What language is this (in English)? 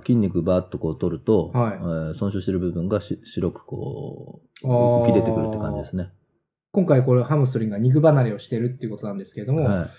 Japanese